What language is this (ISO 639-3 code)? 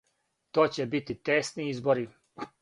srp